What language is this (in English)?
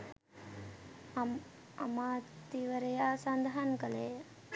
Sinhala